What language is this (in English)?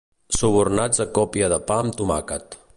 Catalan